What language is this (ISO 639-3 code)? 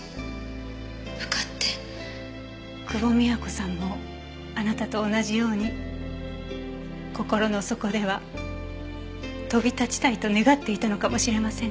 jpn